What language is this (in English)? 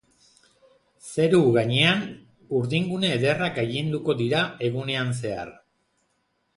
Basque